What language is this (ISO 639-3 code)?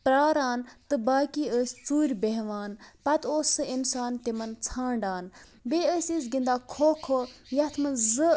kas